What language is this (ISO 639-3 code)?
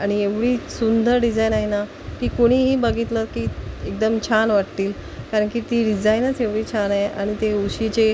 mar